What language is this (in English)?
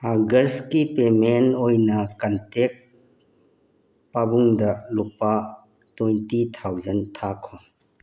Manipuri